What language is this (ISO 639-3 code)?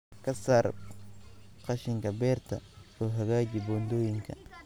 som